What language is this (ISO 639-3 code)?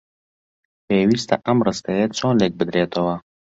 ckb